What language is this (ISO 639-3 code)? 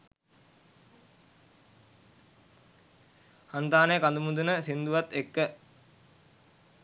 sin